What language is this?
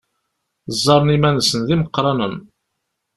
Kabyle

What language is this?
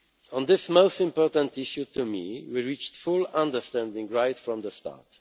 English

